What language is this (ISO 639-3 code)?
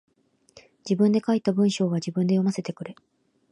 jpn